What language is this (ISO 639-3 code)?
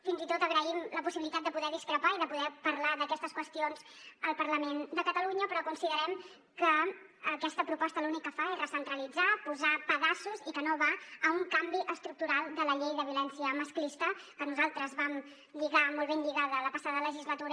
cat